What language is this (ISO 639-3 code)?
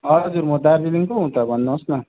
nep